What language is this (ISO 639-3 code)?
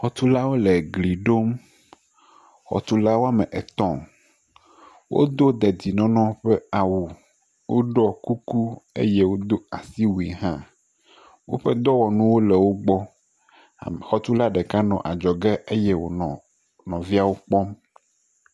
ewe